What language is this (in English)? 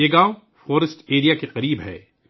Urdu